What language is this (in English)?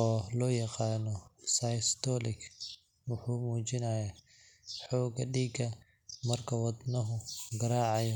Somali